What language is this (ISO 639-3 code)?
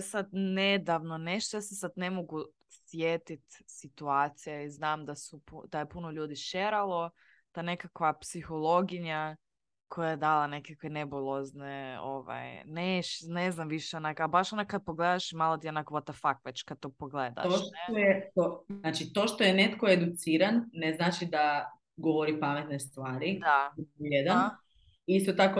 hrv